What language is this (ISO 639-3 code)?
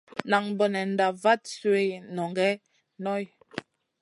mcn